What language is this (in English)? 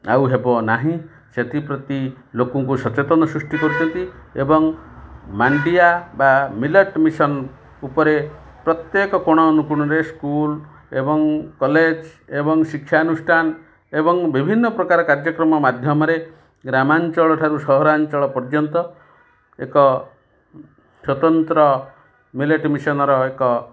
Odia